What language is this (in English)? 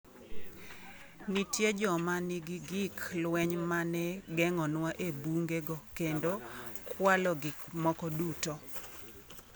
Luo (Kenya and Tanzania)